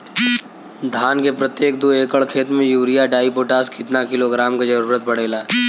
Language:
Bhojpuri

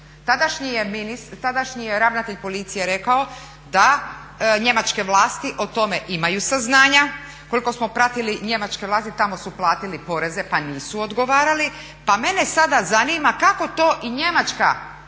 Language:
Croatian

